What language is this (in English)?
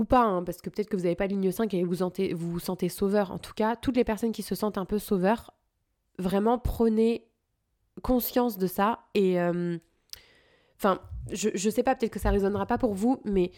French